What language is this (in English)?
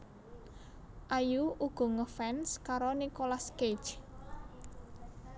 Javanese